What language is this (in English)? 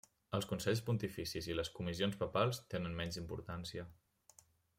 Catalan